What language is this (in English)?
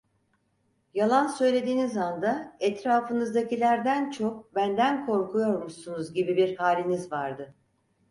Turkish